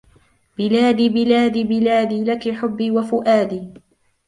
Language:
Arabic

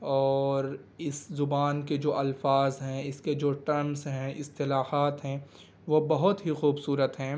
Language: Urdu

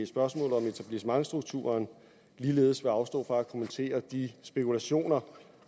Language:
Danish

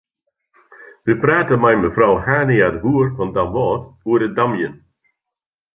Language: Western Frisian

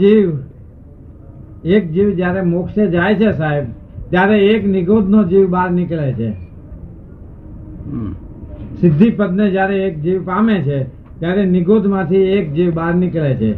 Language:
Gujarati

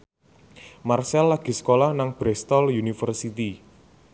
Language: Javanese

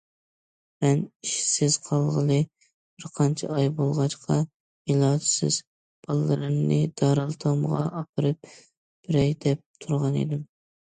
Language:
Uyghur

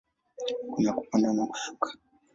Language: Swahili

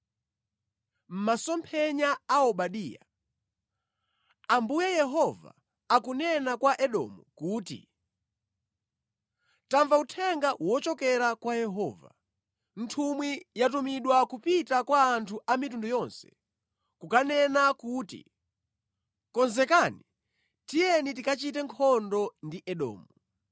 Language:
Nyanja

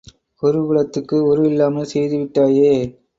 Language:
Tamil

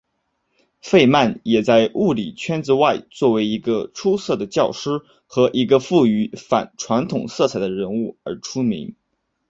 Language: Chinese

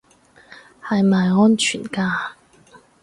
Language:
Cantonese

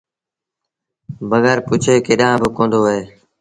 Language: Sindhi Bhil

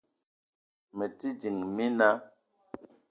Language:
Eton (Cameroon)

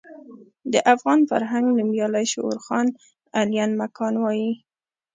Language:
Pashto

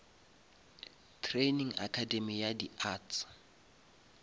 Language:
Northern Sotho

